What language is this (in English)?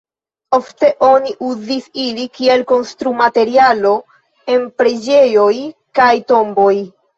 Esperanto